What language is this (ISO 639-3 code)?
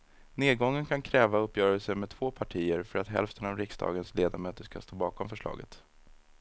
swe